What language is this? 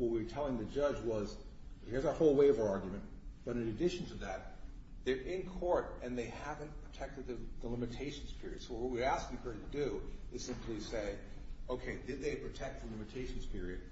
English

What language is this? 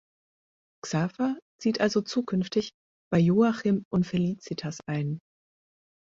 German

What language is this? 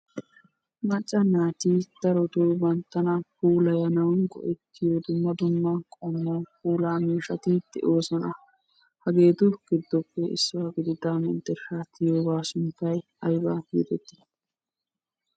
Wolaytta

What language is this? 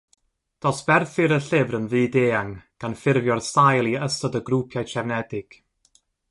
Welsh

